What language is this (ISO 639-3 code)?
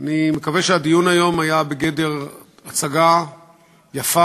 heb